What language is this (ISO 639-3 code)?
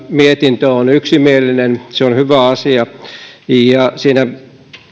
fin